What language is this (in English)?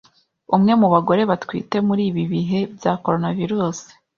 Kinyarwanda